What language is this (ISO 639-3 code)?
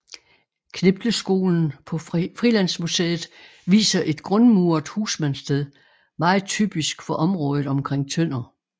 dan